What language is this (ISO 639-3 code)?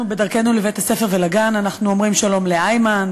heb